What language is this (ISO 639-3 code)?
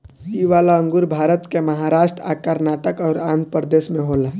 bho